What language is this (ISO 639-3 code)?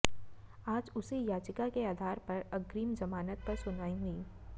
hin